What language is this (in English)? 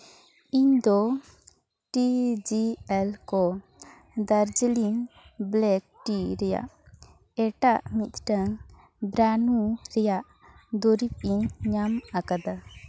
Santali